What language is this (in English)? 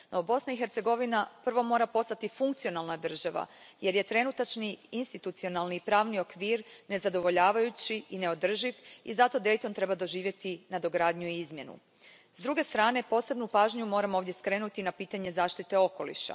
Croatian